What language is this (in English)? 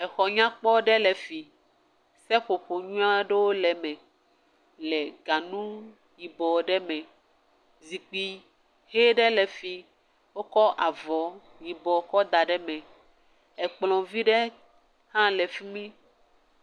Ewe